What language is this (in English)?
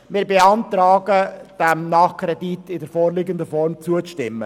Swiss German